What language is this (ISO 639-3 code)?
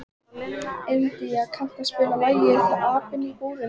isl